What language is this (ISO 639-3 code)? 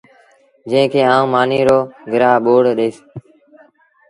sbn